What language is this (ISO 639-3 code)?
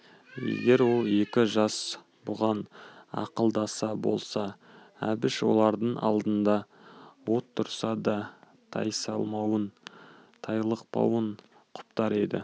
kaz